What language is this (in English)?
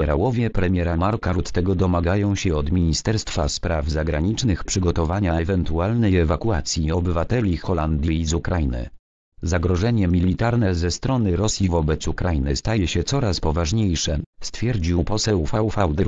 Polish